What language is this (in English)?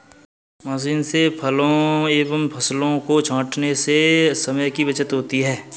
Hindi